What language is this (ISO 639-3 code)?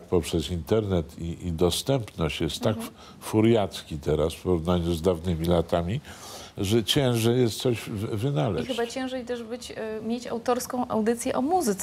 pol